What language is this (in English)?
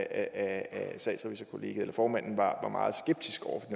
Danish